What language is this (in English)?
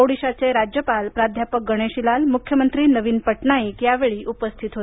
Marathi